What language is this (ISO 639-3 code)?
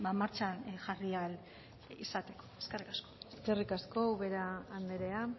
eus